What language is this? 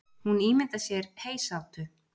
Icelandic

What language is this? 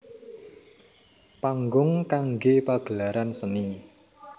Javanese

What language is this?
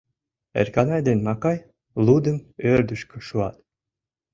Mari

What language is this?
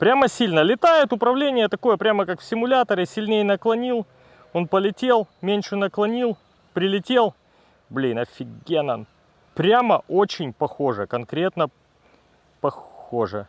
Russian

